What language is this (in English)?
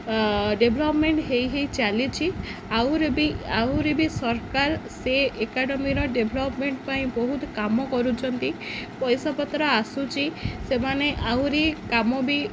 Odia